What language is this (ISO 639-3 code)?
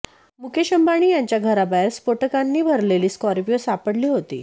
mar